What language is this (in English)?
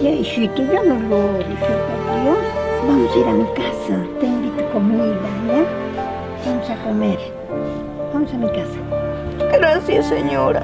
Spanish